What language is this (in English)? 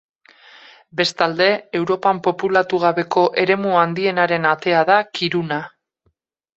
Basque